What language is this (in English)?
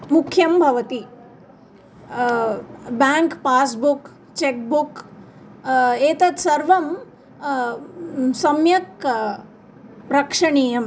Sanskrit